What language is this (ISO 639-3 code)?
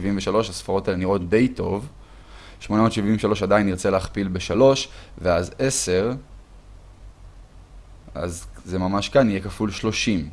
heb